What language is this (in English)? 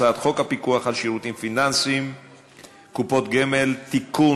Hebrew